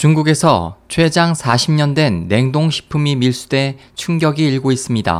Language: Korean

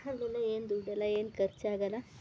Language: Kannada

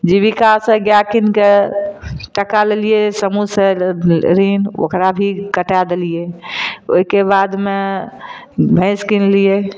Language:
Maithili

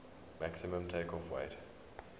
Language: English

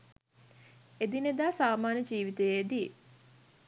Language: Sinhala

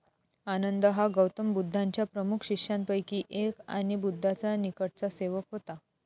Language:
Marathi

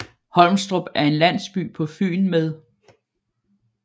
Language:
Danish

